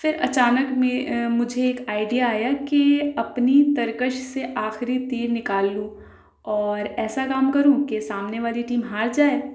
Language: Urdu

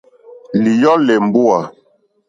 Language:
Mokpwe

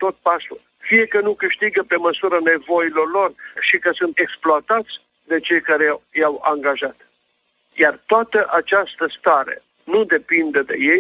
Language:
Romanian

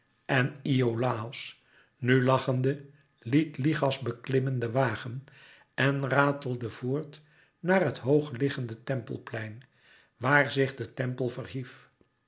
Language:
Dutch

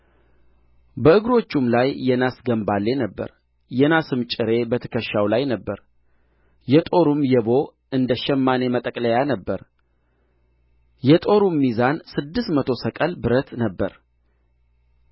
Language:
Amharic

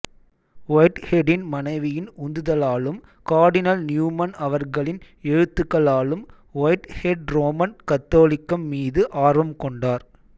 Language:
Tamil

